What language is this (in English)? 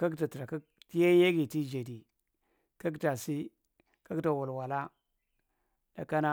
Marghi Central